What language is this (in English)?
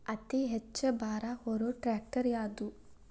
Kannada